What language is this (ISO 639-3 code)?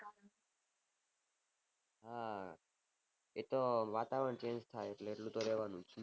guj